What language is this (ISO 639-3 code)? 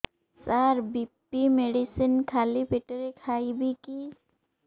ori